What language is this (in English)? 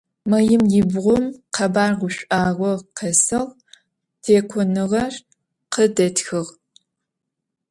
Adyghe